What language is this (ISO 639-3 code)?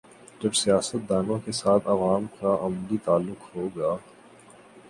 urd